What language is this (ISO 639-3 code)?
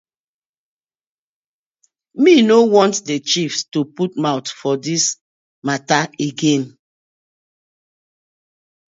pcm